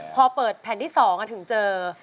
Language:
Thai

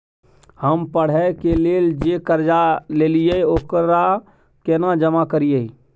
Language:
Maithili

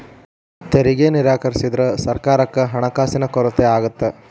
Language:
Kannada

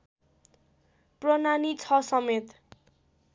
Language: Nepali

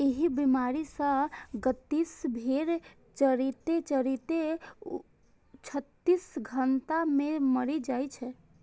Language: Maithili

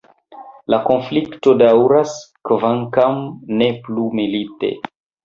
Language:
Esperanto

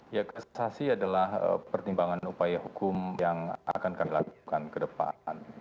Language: Indonesian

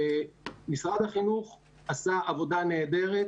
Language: Hebrew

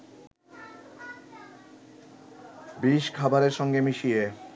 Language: Bangla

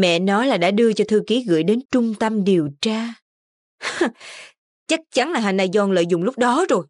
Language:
Vietnamese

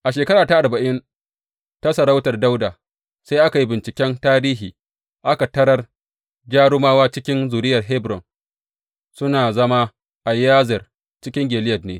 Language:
Hausa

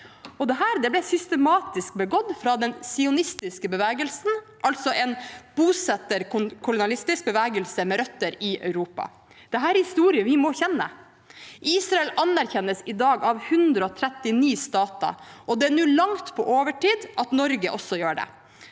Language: Norwegian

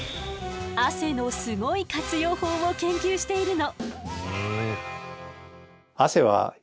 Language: Japanese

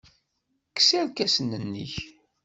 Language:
Kabyle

